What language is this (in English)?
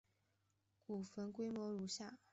Chinese